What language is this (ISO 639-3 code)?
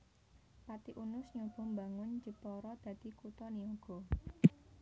jav